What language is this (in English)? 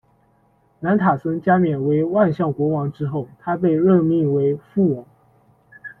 Chinese